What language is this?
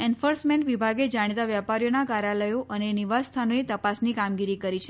Gujarati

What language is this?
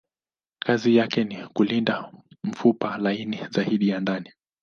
Swahili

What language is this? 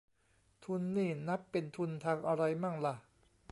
Thai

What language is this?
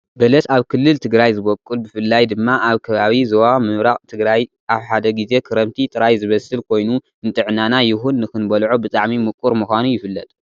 Tigrinya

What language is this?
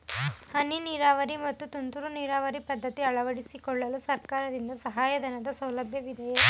Kannada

